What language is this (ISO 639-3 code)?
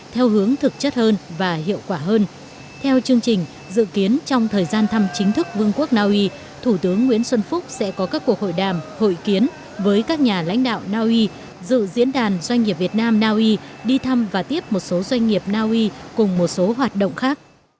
vie